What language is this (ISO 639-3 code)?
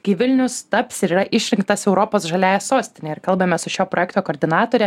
lit